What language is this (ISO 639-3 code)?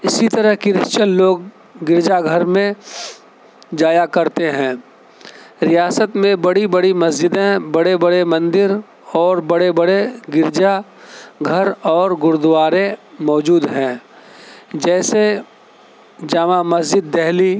urd